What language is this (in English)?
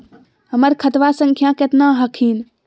Magahi